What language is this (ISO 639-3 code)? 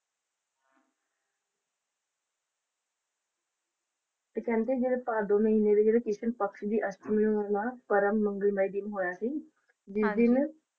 pan